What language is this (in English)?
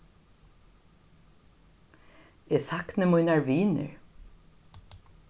Faroese